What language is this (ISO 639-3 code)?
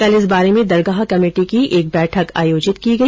hin